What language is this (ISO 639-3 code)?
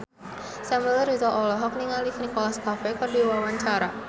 sun